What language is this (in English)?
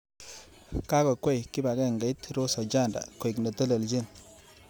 Kalenjin